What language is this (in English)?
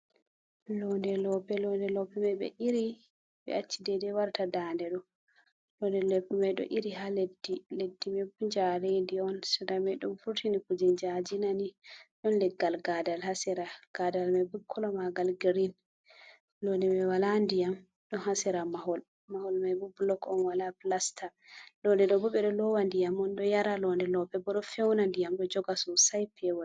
Fula